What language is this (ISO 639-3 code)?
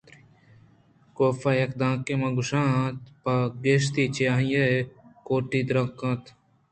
bgp